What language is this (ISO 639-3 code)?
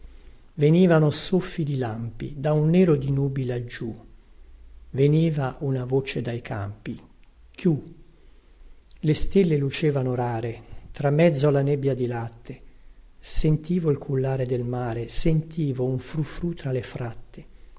ita